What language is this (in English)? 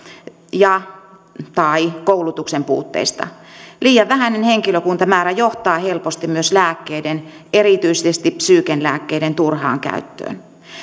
Finnish